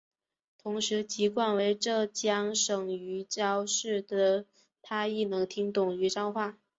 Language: Chinese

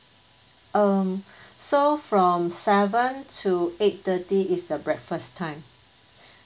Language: English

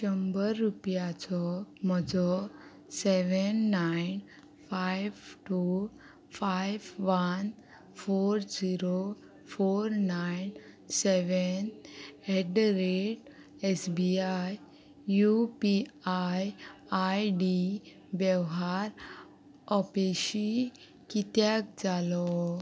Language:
Konkani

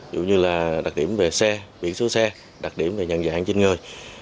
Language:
Vietnamese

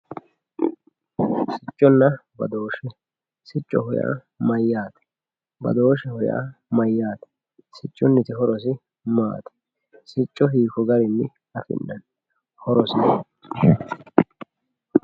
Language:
Sidamo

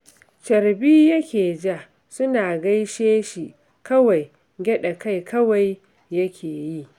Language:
Hausa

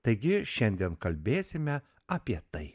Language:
Lithuanian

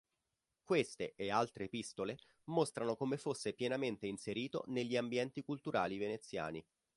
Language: Italian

